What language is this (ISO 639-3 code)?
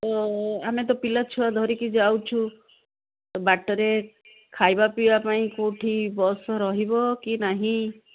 ori